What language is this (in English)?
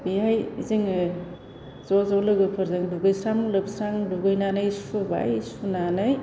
Bodo